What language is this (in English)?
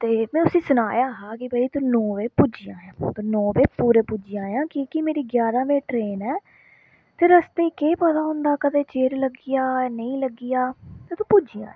Dogri